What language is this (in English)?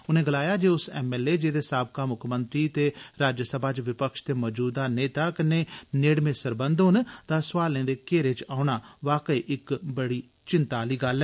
Dogri